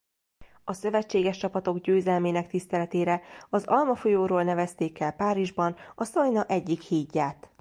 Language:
Hungarian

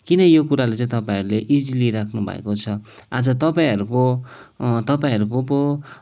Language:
Nepali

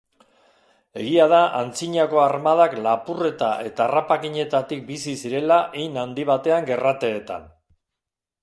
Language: Basque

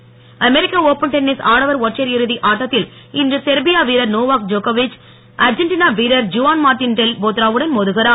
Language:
Tamil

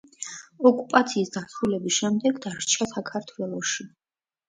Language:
Georgian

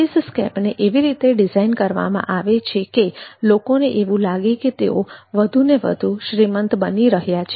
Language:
Gujarati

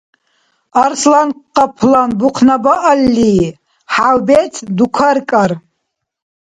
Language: Dargwa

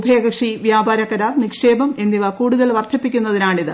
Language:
Malayalam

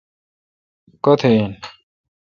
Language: Kalkoti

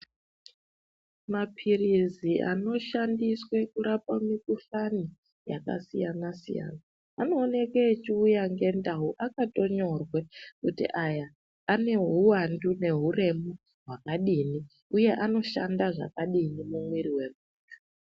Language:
Ndau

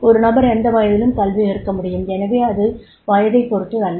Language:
Tamil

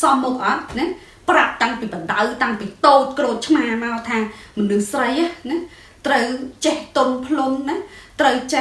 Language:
Vietnamese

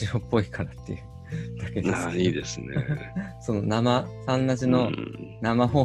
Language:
Japanese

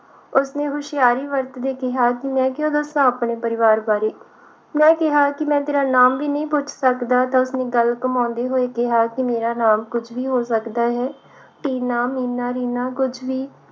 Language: Punjabi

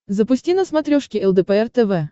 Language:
Russian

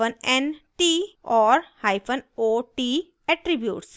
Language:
Hindi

